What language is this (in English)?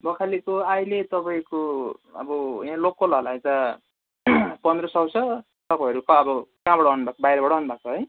Nepali